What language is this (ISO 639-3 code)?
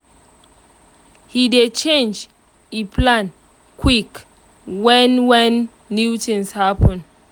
pcm